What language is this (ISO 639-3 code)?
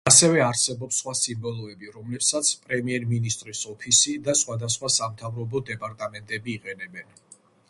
kat